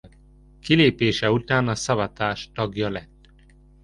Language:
Hungarian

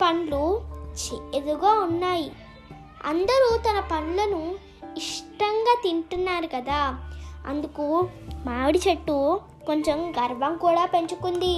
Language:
Telugu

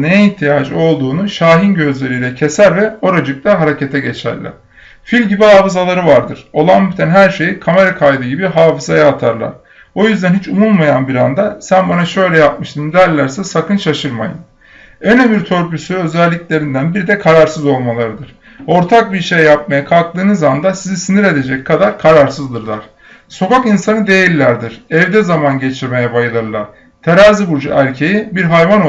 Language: Turkish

